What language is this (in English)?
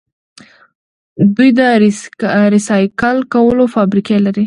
Pashto